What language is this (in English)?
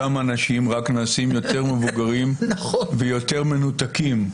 Hebrew